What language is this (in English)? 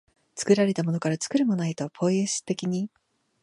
Japanese